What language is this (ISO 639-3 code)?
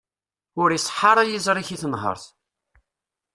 kab